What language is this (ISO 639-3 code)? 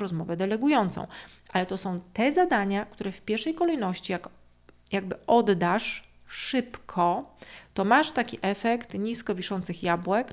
pol